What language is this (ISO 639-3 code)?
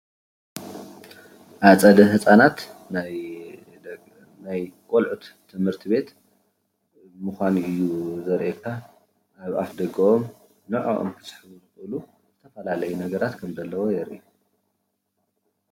tir